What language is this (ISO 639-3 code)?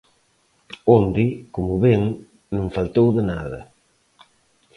glg